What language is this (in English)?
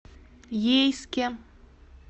Russian